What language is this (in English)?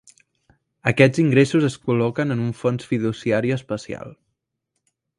Catalan